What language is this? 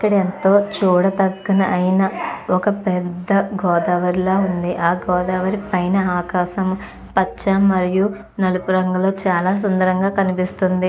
Telugu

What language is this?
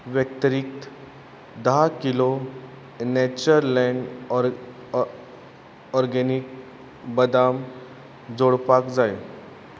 Konkani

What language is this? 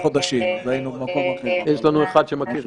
Hebrew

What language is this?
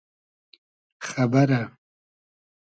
Hazaragi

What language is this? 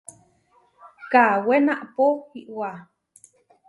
Huarijio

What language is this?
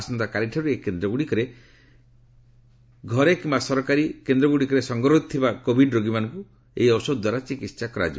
Odia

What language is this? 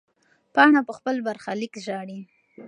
Pashto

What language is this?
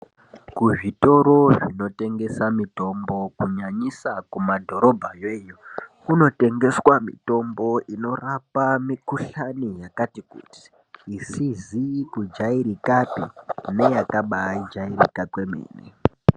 Ndau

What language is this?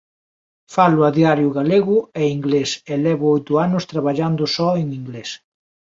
Galician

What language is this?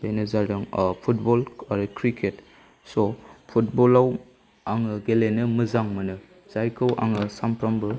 Bodo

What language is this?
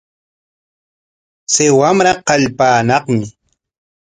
Corongo Ancash Quechua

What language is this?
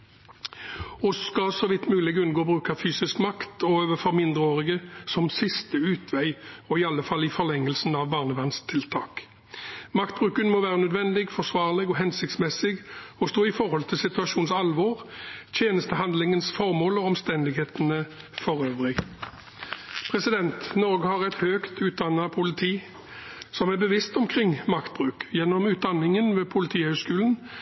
Norwegian Bokmål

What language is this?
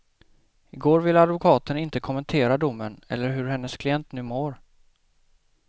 Swedish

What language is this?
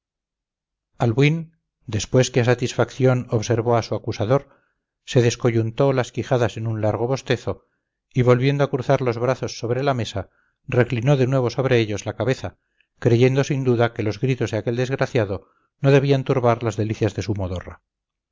Spanish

